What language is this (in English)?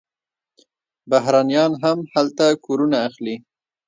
Pashto